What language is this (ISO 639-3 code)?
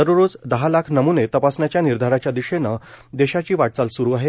mar